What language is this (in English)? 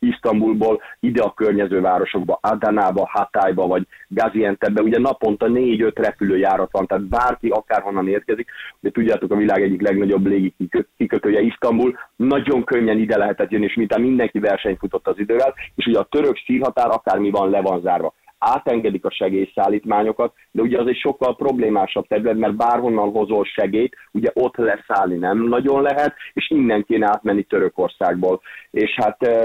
Hungarian